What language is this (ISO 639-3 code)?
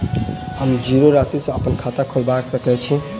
mai